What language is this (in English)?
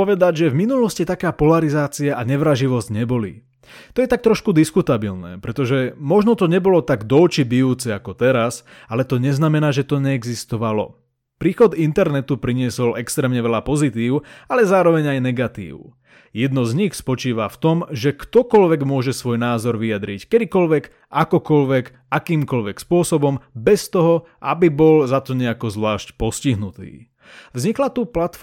Slovak